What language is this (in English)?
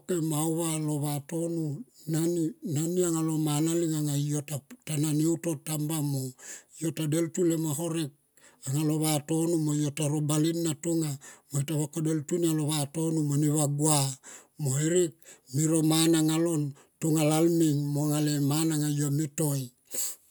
Tomoip